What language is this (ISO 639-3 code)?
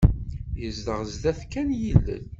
kab